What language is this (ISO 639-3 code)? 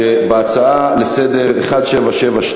heb